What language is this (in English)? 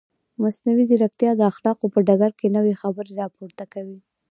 Pashto